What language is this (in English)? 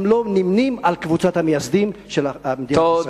Hebrew